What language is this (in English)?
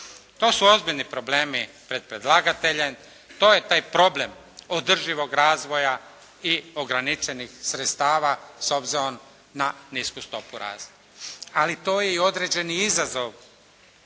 Croatian